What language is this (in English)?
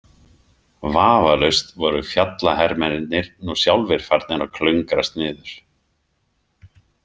Icelandic